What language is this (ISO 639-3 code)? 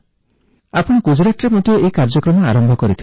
ori